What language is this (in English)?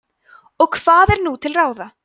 Icelandic